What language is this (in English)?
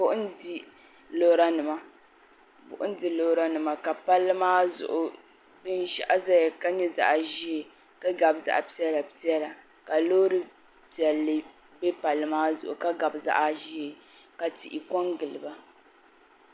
Dagbani